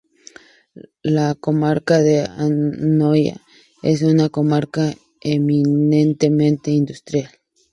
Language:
Spanish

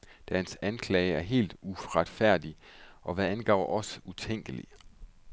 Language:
Danish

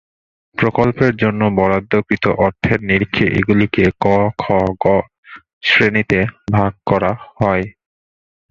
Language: Bangla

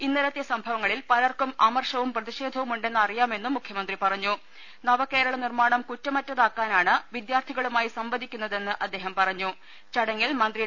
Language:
Malayalam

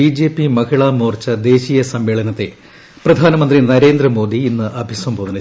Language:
Malayalam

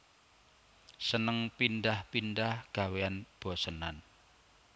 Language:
Javanese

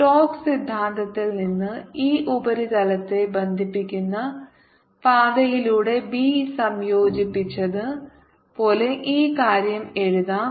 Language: Malayalam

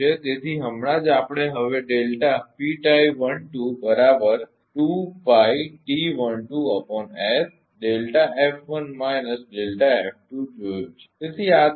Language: Gujarati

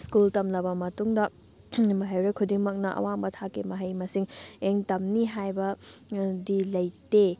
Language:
Manipuri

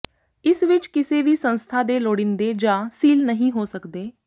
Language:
Punjabi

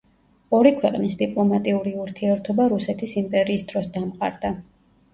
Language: Georgian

